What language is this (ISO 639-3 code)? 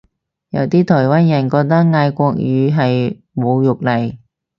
yue